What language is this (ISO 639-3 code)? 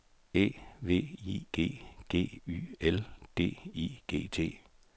dan